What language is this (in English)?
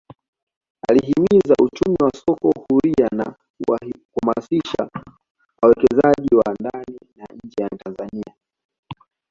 Swahili